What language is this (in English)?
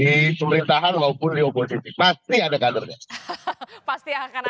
Indonesian